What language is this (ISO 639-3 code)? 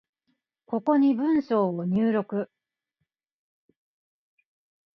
jpn